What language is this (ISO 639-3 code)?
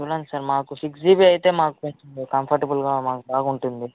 tel